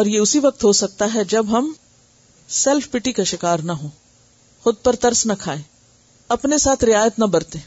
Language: Urdu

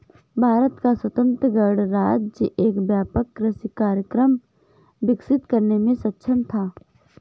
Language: Hindi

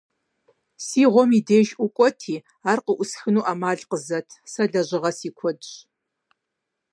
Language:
Kabardian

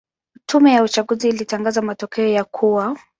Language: Swahili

